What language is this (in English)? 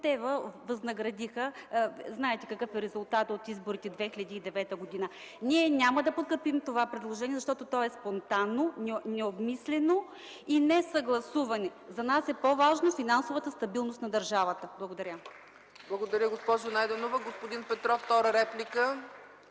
Bulgarian